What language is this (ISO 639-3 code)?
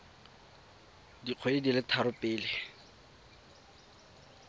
tsn